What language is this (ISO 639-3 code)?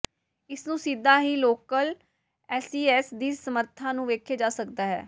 pan